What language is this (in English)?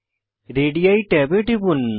Bangla